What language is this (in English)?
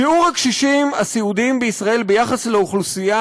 Hebrew